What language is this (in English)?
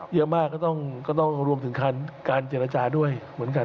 Thai